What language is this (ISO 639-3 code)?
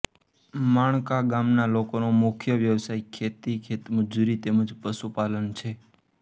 guj